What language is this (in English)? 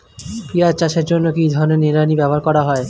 Bangla